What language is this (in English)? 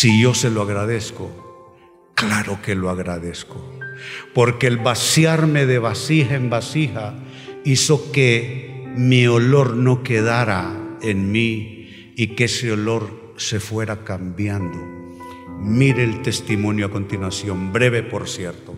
Spanish